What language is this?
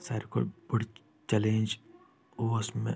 Kashmiri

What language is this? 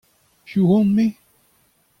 Breton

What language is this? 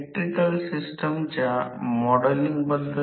Marathi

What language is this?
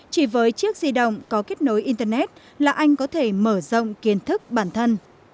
Vietnamese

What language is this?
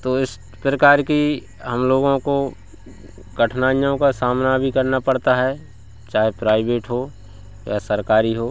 Hindi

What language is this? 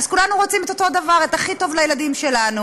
Hebrew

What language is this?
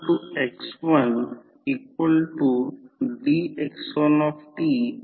Marathi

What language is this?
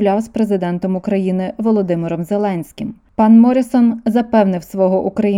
Ukrainian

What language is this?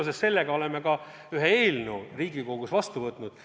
Estonian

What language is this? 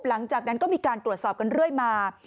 Thai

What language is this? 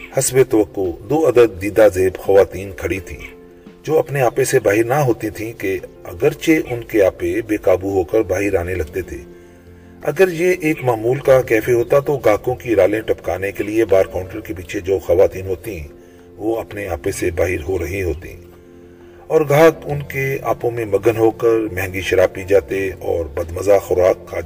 Urdu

